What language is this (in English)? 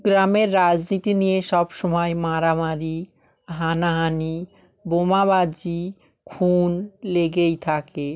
Bangla